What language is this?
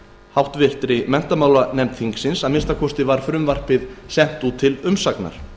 Icelandic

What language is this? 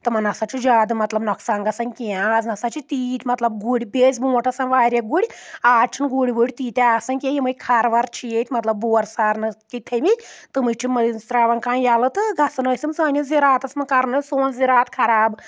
Kashmiri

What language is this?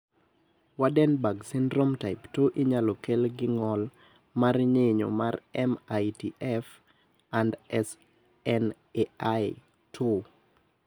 Luo (Kenya and Tanzania)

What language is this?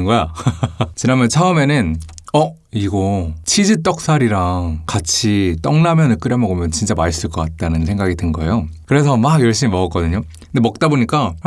Korean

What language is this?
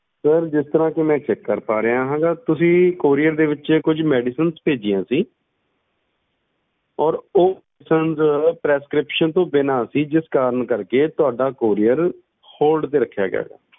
Punjabi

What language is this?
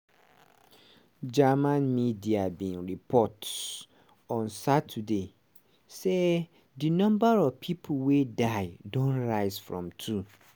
Nigerian Pidgin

